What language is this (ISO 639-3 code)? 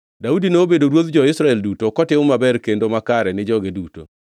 luo